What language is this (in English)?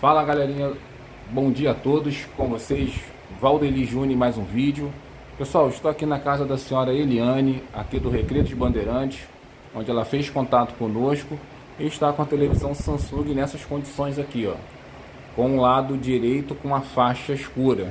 Portuguese